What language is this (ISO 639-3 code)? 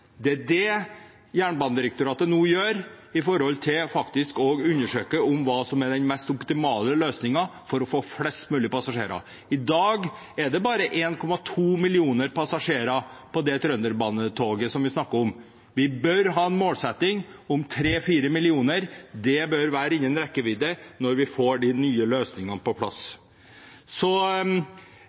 nno